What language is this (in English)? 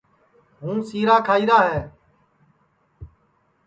Sansi